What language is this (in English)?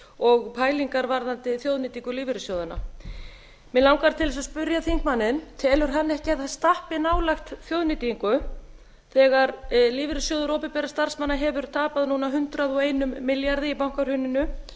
Icelandic